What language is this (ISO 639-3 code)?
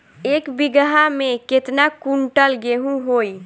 bho